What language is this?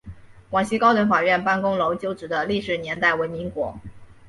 Chinese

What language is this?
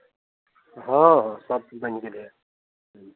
Maithili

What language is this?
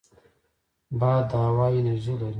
Pashto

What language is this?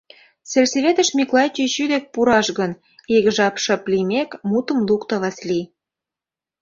Mari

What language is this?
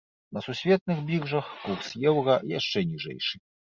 Belarusian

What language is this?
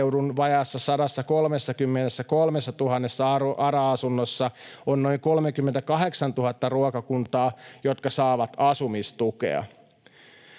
Finnish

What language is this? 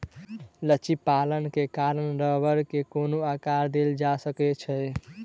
Maithili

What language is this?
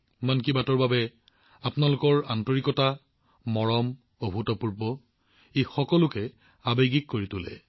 Assamese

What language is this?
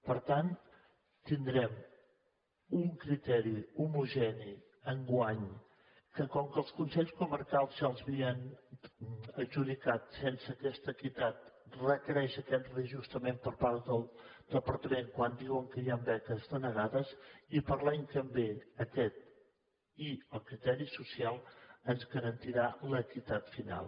Catalan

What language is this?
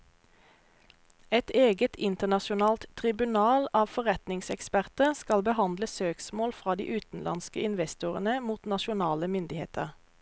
Norwegian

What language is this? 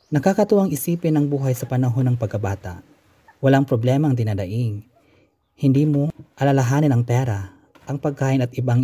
Filipino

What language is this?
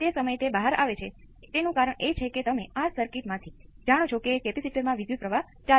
Gujarati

